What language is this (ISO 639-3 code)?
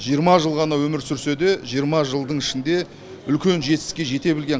kaz